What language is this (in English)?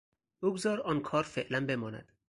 Persian